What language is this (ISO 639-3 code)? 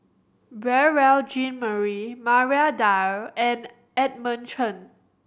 eng